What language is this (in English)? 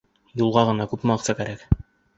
Bashkir